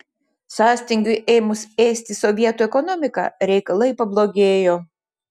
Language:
Lithuanian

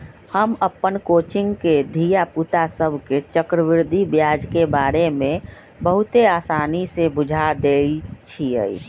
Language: Magahi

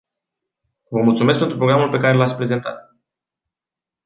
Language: Romanian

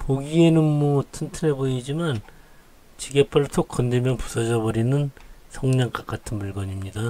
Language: Korean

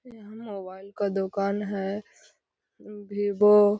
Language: Magahi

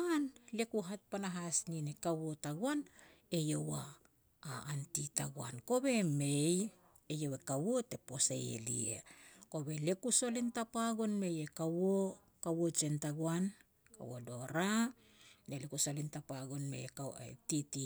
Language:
Petats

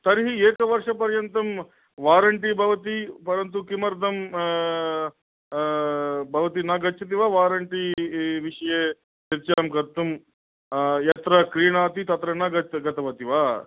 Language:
Sanskrit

